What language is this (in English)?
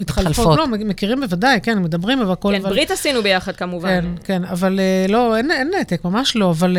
Hebrew